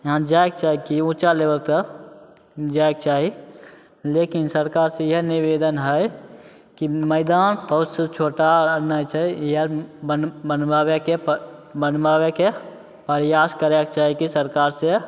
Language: Maithili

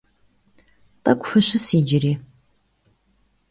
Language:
Kabardian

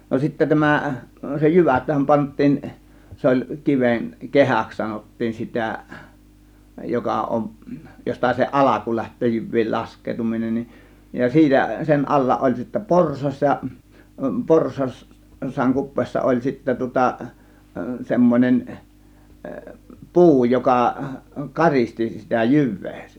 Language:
Finnish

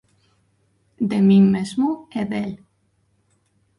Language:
Galician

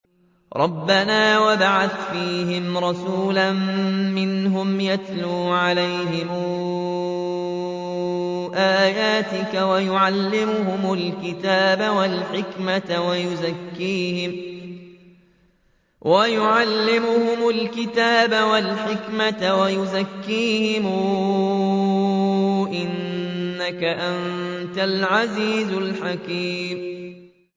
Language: Arabic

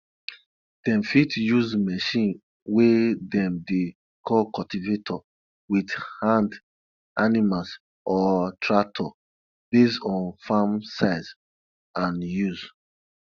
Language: Nigerian Pidgin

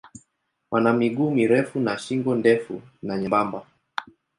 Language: Swahili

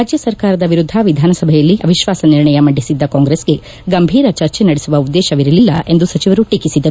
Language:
Kannada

